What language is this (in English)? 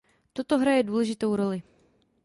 Czech